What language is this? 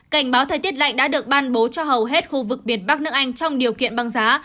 Vietnamese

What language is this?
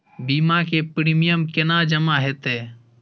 Maithili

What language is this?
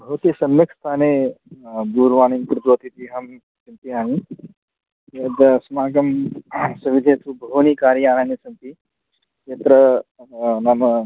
Sanskrit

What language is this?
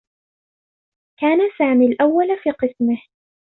Arabic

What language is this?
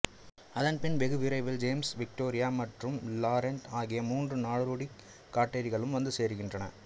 Tamil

